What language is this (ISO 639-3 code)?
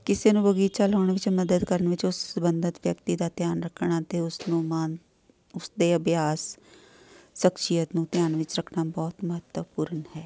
pan